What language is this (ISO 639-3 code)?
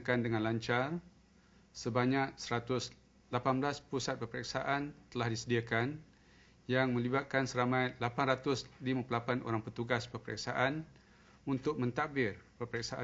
msa